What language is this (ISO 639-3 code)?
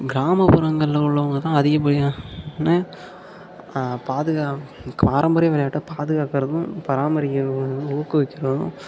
tam